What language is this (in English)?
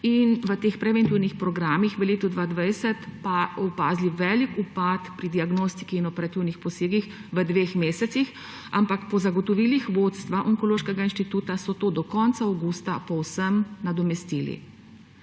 Slovenian